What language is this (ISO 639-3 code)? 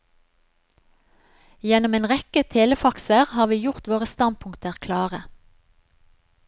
nor